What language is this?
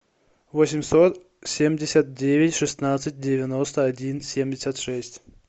Russian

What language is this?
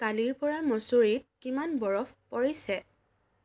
Assamese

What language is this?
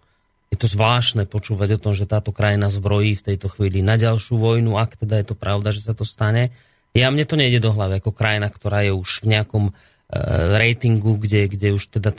Slovak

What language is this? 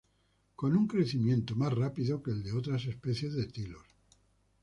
Spanish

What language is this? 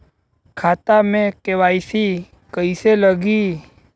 Bhojpuri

